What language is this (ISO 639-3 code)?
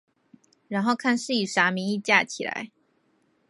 zho